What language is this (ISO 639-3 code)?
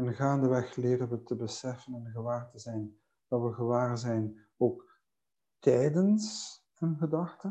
nld